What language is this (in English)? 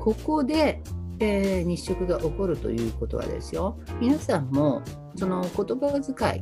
Japanese